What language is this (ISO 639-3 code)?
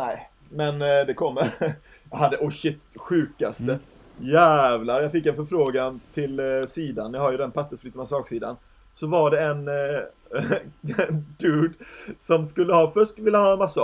swe